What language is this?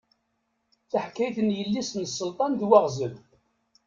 Kabyle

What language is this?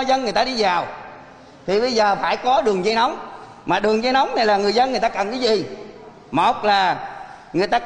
Vietnamese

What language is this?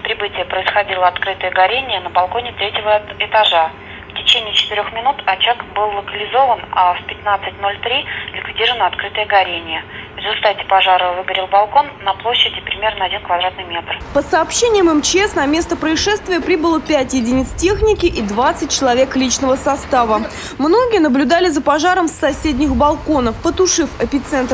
Russian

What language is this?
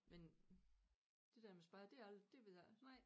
Danish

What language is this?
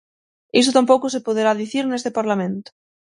Galician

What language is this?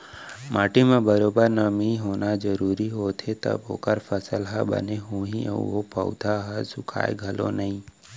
Chhattisgarhi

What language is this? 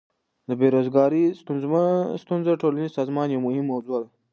Pashto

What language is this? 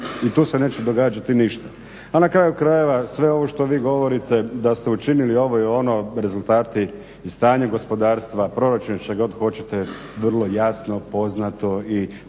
Croatian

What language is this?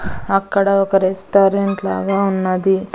Telugu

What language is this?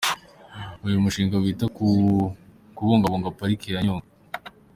Kinyarwanda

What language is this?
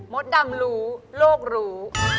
Thai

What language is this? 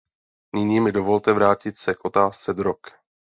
Czech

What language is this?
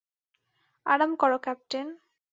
Bangla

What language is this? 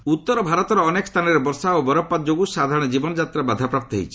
Odia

